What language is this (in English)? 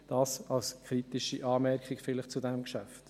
Swiss German